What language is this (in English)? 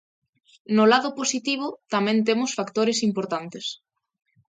Galician